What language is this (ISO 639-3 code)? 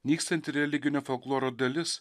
lit